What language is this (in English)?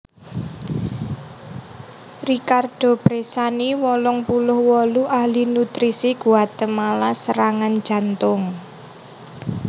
Javanese